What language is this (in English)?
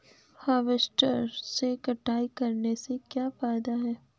Hindi